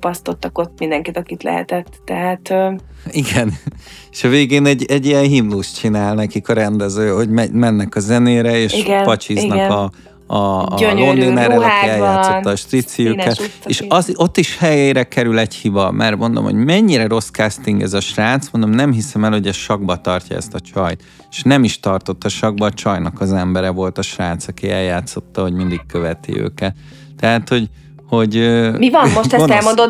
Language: Hungarian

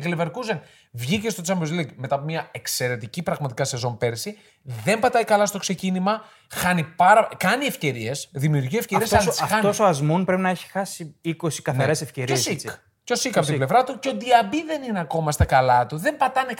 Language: Greek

